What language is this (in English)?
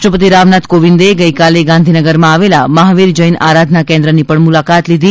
Gujarati